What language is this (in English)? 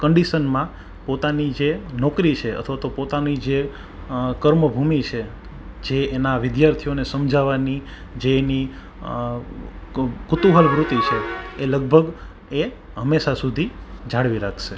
Gujarati